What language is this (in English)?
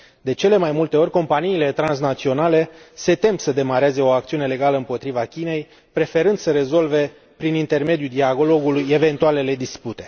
Romanian